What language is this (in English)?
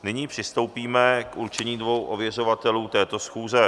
Czech